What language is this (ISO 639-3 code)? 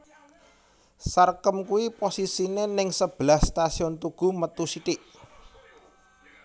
jav